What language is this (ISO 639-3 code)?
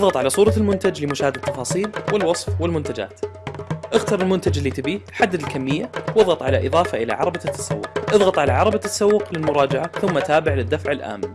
ara